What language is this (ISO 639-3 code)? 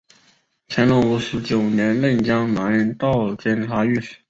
zho